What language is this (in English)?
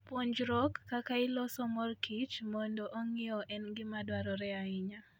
Luo (Kenya and Tanzania)